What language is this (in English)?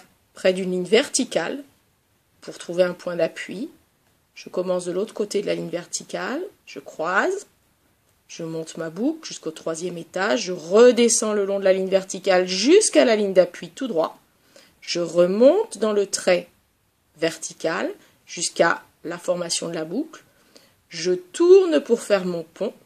French